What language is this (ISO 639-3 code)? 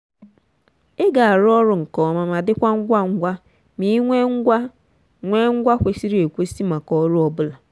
ibo